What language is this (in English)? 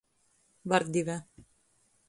Latgalian